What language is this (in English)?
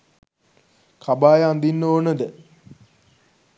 Sinhala